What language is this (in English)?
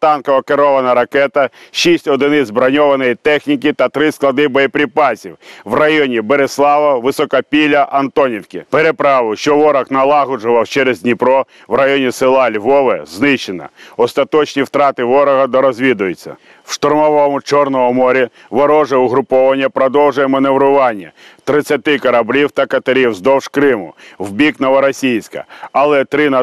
Ukrainian